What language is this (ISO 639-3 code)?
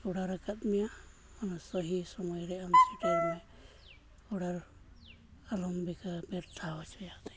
sat